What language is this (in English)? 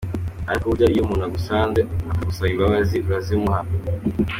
Kinyarwanda